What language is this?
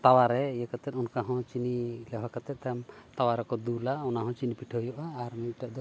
Santali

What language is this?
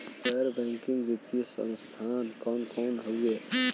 Bhojpuri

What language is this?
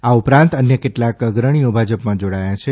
Gujarati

